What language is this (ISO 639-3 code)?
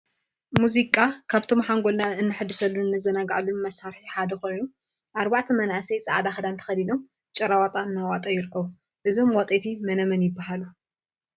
tir